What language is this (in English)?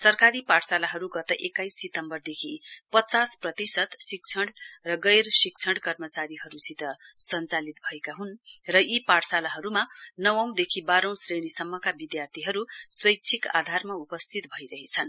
Nepali